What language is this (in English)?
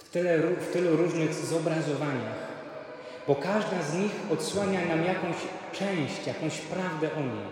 Polish